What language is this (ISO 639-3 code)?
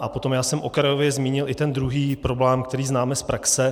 ces